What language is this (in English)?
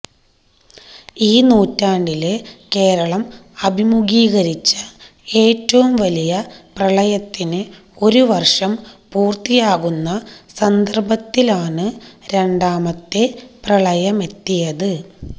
Malayalam